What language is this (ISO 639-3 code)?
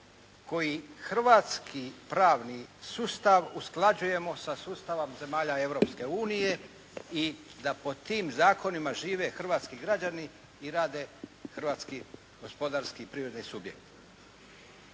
hrv